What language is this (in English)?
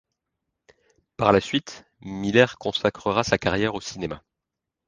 French